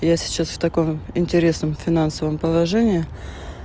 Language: Russian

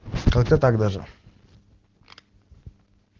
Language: Russian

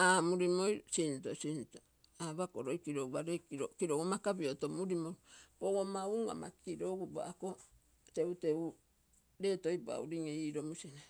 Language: Terei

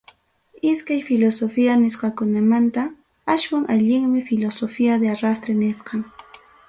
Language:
Ayacucho Quechua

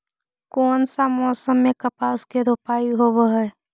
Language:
Magahi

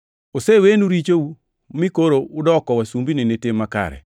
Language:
Luo (Kenya and Tanzania)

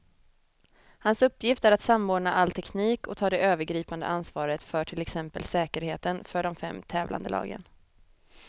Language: Swedish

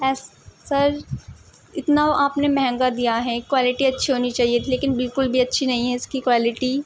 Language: Urdu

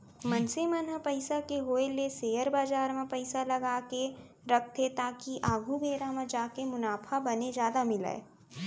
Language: Chhattisgarhi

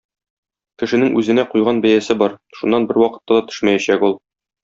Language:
Tatar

